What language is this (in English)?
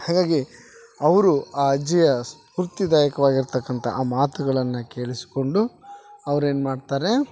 Kannada